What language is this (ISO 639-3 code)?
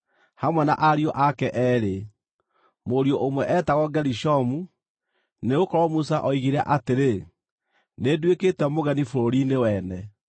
kik